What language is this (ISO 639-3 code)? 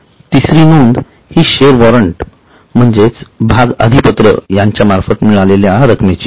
mar